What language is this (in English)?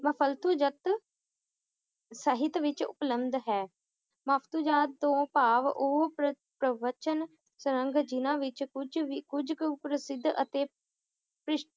Punjabi